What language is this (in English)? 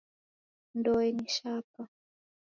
Taita